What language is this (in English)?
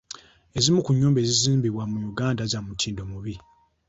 Ganda